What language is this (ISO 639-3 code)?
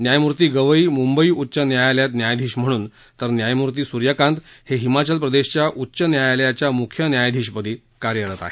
mar